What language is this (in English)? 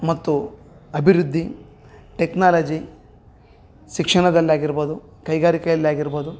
Kannada